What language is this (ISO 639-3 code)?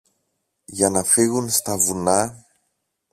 ell